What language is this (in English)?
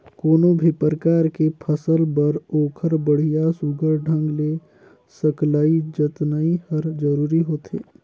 Chhattisgarhi